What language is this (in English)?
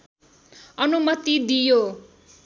Nepali